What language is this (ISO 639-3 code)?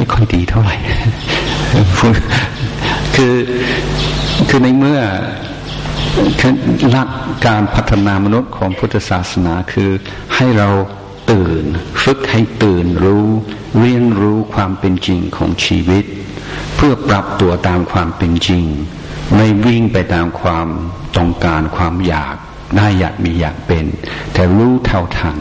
tha